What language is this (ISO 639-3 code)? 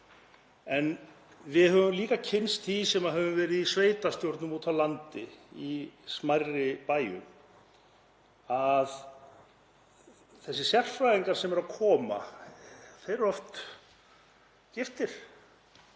isl